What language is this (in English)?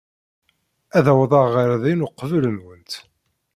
Kabyle